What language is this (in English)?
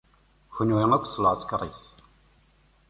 Kabyle